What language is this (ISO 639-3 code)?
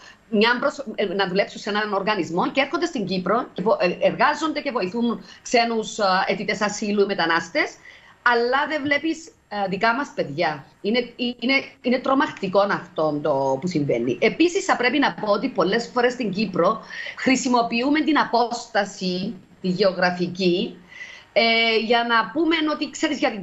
ell